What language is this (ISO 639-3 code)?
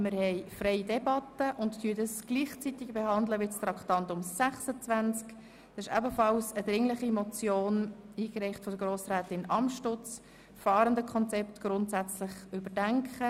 gsw